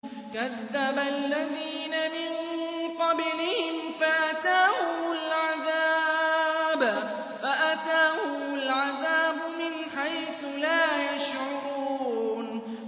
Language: Arabic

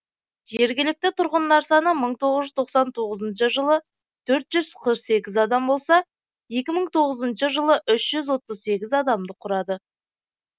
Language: Kazakh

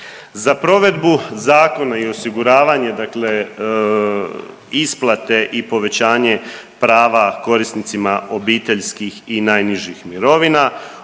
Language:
Croatian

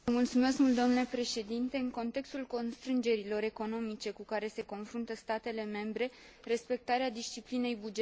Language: Romanian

